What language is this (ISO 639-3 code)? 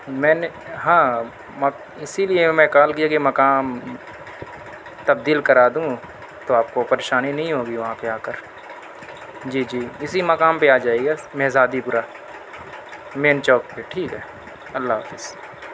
urd